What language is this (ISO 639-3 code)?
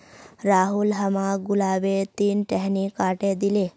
mag